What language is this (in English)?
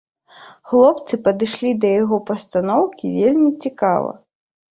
Belarusian